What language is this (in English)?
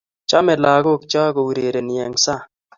Kalenjin